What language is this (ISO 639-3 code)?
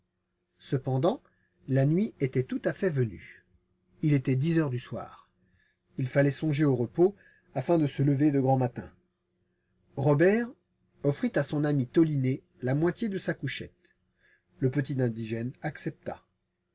fra